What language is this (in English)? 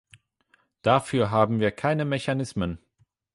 German